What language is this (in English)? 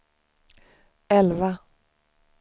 Swedish